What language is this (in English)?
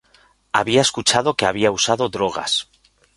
Spanish